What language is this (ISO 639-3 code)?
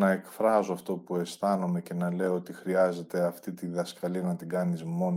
ell